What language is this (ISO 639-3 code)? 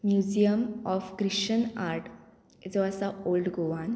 kok